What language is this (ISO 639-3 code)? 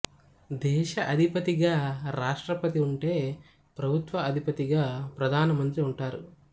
tel